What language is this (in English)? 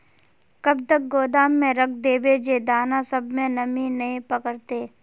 Magahi